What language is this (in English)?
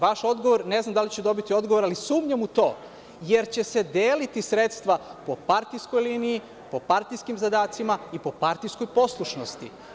Serbian